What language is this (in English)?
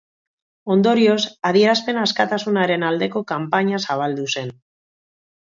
Basque